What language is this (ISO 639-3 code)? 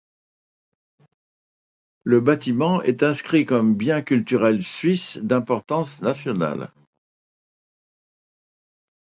fra